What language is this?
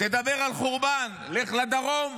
Hebrew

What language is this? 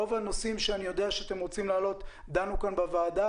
Hebrew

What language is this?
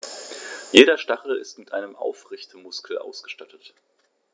German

